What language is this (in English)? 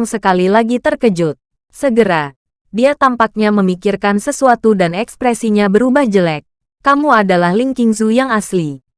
Indonesian